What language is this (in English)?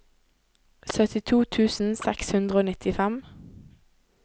Norwegian